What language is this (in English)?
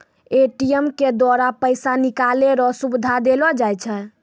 Maithili